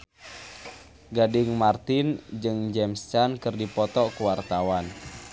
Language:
Sundanese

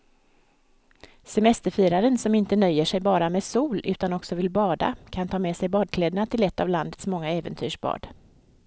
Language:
Swedish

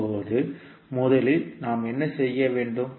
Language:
Tamil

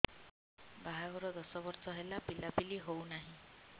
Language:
Odia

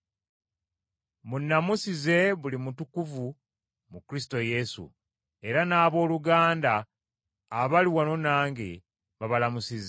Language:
Ganda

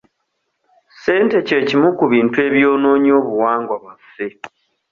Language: Ganda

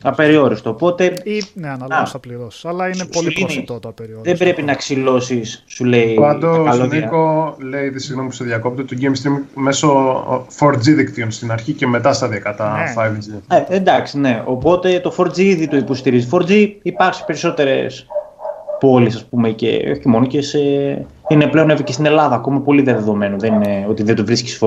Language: Greek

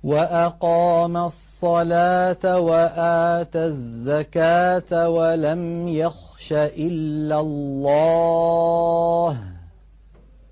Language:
Arabic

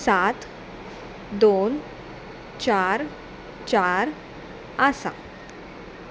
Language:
Konkani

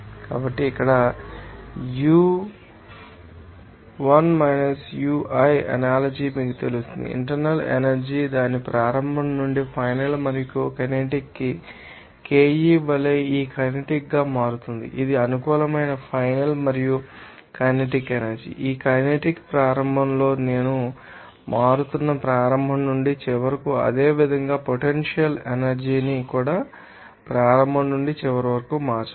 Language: Telugu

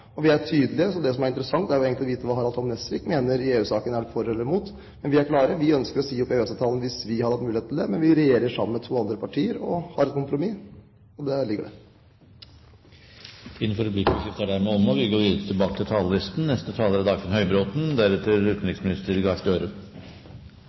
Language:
Norwegian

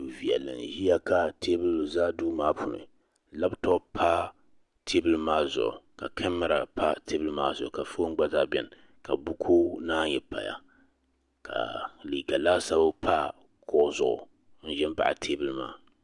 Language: Dagbani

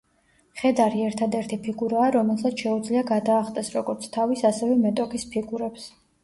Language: Georgian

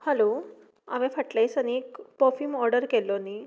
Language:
Konkani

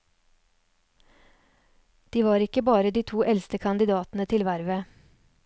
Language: Norwegian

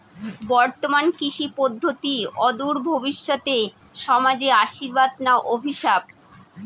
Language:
Bangla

